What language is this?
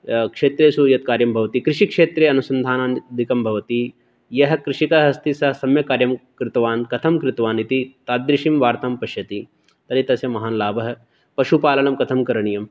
Sanskrit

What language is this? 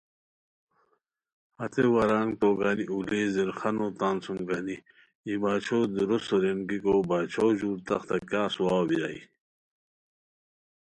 Khowar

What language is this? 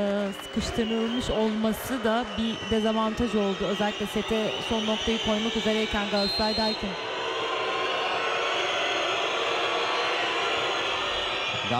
Turkish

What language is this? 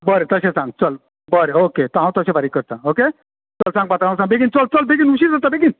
Konkani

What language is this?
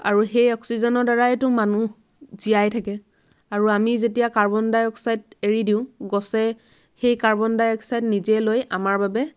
Assamese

